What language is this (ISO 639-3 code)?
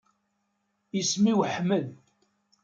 kab